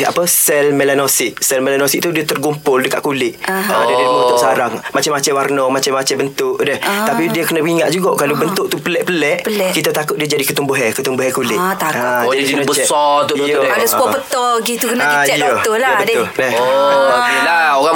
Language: Malay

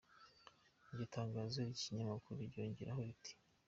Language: Kinyarwanda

